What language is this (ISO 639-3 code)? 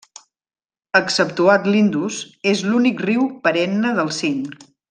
cat